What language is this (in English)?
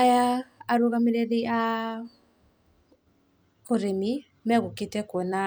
Kikuyu